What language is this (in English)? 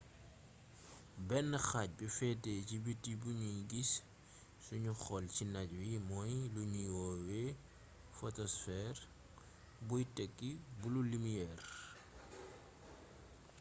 Wolof